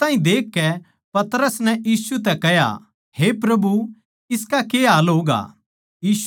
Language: Haryanvi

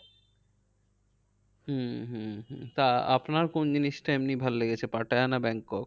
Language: Bangla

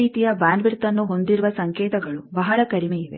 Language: Kannada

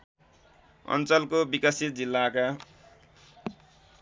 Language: Nepali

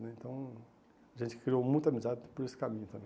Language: Portuguese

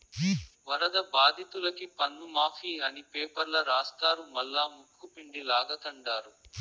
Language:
Telugu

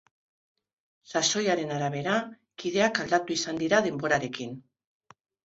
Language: Basque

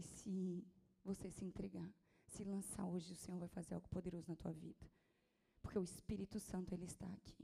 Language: Portuguese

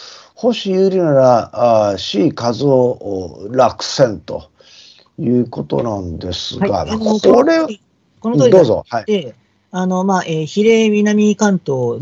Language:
Japanese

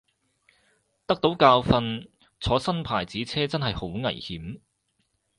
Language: Cantonese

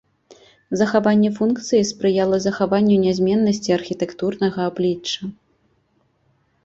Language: Belarusian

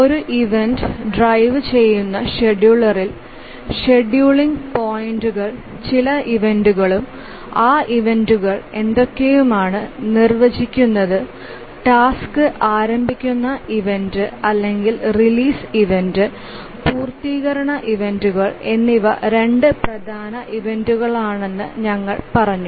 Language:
Malayalam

